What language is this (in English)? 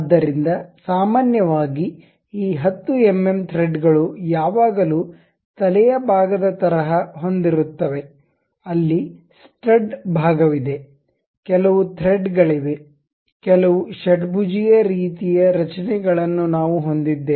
Kannada